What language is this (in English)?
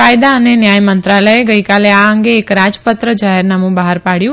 Gujarati